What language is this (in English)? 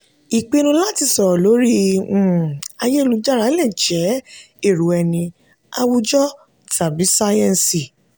Yoruba